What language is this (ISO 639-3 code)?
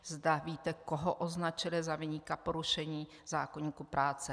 ces